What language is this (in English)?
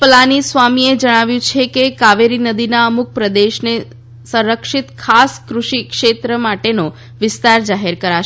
Gujarati